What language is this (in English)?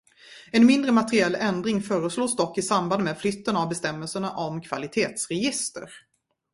Swedish